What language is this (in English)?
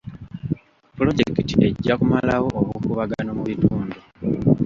Ganda